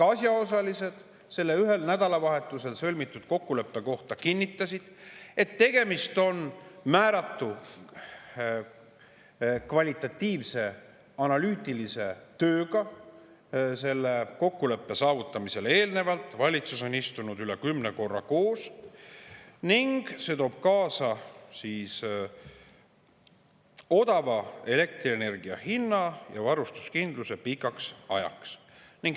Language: Estonian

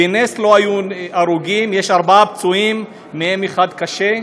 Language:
Hebrew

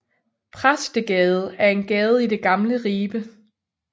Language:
Danish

